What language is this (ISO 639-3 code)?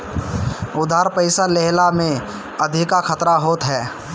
bho